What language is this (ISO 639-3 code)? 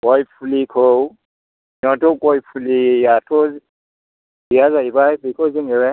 brx